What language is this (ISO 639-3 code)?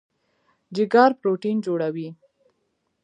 pus